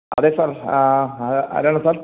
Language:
Malayalam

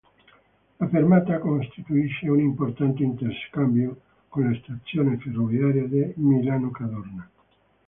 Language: Italian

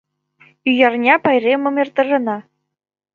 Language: Mari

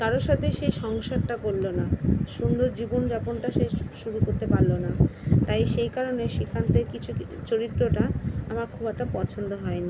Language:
Bangla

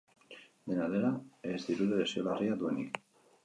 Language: Basque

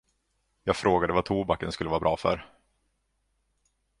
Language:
Swedish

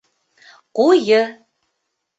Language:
Bashkir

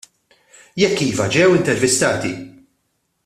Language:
Maltese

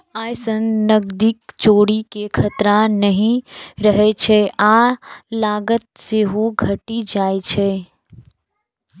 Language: Maithili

